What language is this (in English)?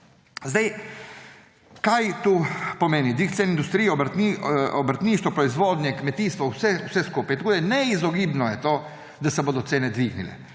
Slovenian